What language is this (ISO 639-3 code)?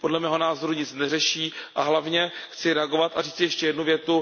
ces